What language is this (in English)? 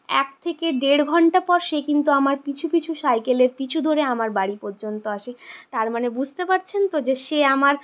Bangla